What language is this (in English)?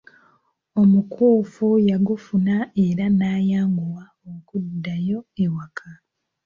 Ganda